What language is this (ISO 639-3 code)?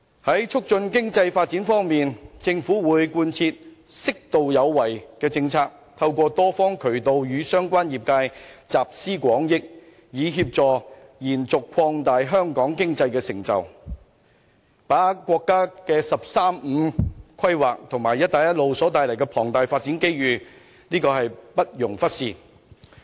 yue